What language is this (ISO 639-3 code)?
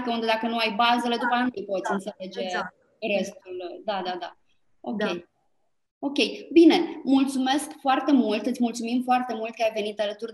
ron